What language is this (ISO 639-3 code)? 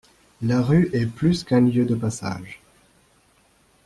fra